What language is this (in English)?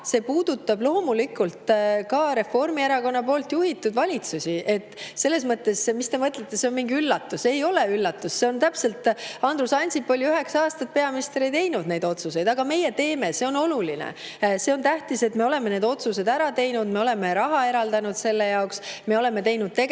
Estonian